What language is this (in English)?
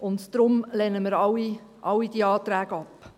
Swiss German